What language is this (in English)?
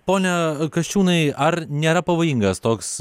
Lithuanian